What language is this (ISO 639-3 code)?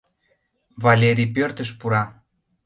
chm